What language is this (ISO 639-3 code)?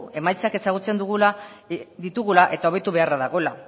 eus